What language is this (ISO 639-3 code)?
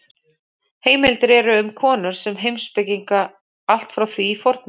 isl